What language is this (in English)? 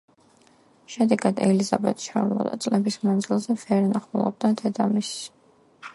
Georgian